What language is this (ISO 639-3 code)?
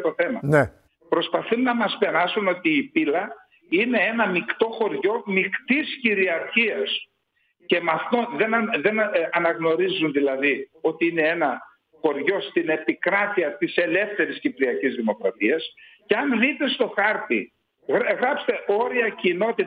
ell